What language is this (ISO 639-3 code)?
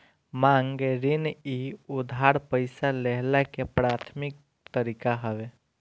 bho